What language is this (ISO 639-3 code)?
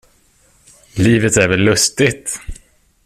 swe